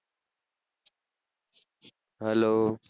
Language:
Gujarati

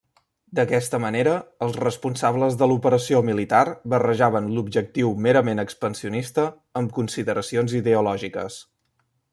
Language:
Catalan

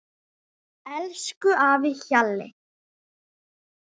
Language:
Icelandic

